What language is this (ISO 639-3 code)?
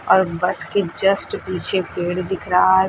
hin